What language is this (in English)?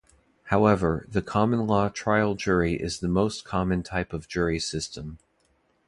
English